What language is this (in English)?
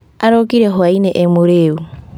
Kikuyu